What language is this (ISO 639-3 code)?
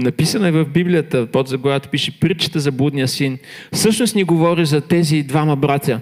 bul